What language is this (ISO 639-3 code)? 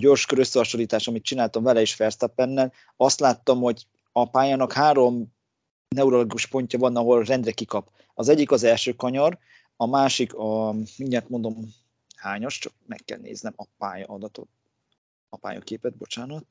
hun